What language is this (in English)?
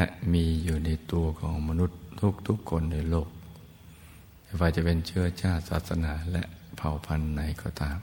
Thai